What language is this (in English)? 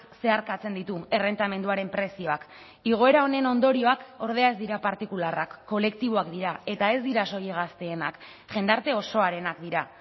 Basque